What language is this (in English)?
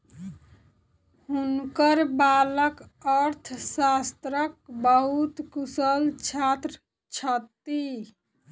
Maithili